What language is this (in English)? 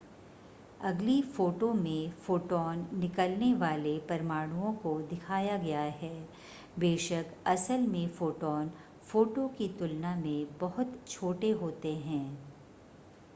Hindi